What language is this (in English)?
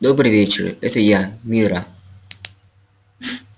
Russian